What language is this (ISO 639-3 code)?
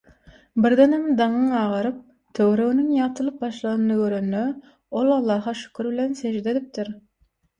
tuk